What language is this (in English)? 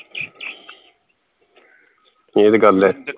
Punjabi